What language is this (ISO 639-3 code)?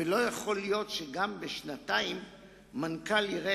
heb